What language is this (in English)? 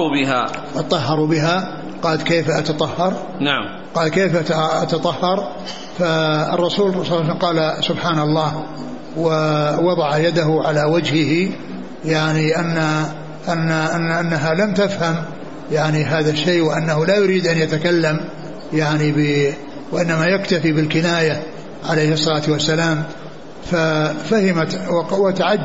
Arabic